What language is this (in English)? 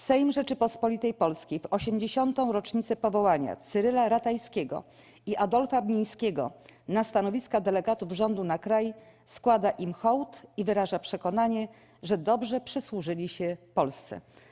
Polish